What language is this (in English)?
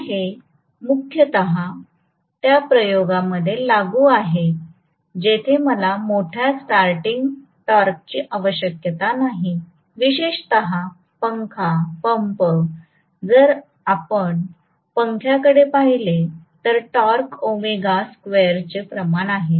Marathi